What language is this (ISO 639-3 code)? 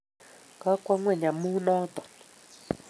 kln